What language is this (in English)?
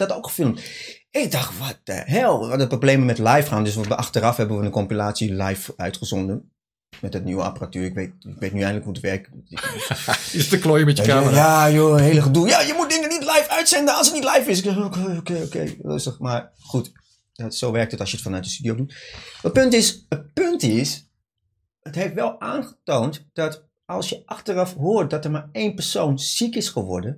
Dutch